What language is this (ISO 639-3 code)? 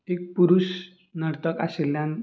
kok